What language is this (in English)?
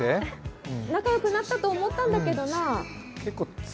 Japanese